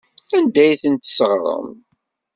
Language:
Kabyle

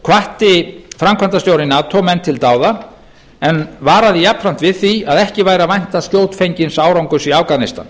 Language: Icelandic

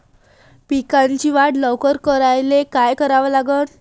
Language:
Marathi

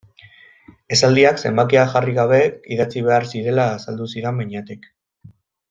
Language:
Basque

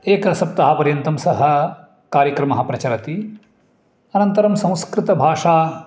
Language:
Sanskrit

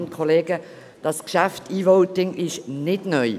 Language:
Swiss German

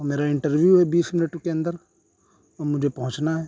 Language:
Urdu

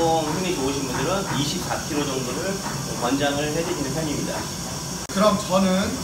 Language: Korean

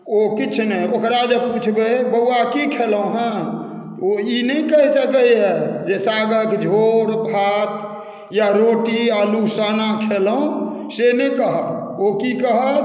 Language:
Maithili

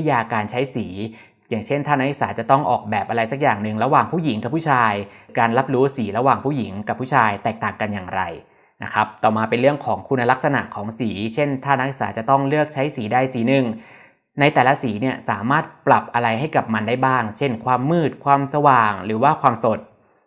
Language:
Thai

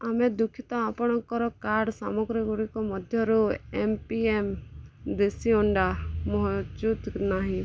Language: Odia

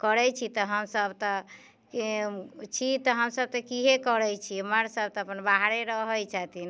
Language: Maithili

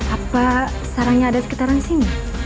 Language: Indonesian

